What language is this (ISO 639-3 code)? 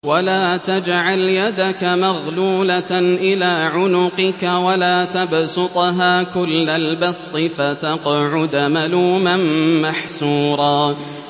ara